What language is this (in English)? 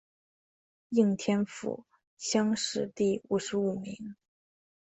Chinese